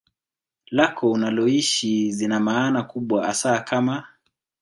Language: Swahili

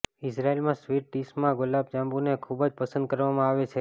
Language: Gujarati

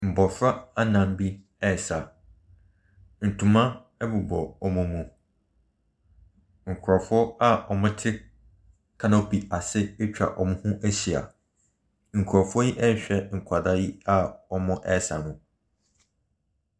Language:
Akan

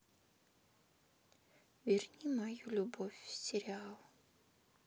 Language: Russian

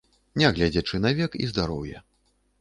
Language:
Belarusian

